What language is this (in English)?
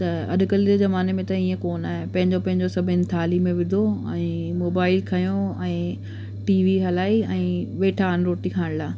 Sindhi